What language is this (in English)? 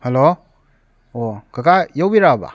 Manipuri